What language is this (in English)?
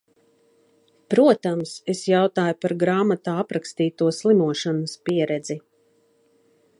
Latvian